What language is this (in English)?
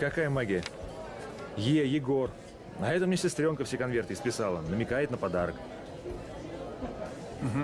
Russian